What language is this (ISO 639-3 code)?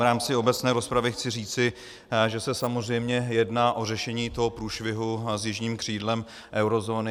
ces